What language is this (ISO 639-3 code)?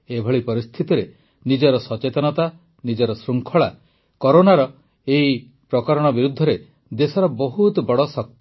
ori